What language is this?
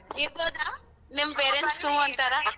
Kannada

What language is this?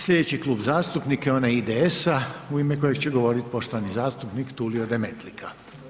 Croatian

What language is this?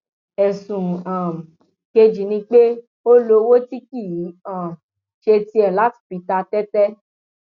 Yoruba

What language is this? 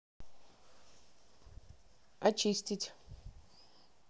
Russian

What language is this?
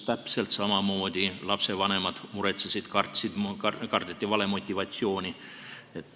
Estonian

